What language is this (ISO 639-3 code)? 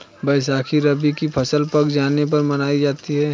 hin